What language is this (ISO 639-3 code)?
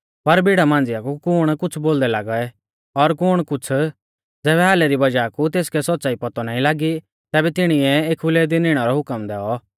bfz